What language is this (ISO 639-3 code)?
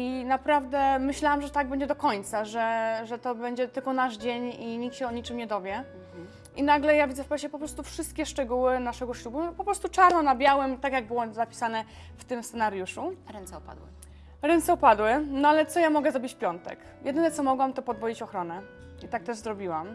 pol